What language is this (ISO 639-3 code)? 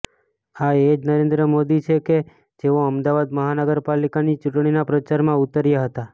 guj